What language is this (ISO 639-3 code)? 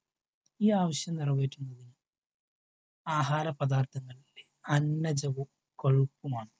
mal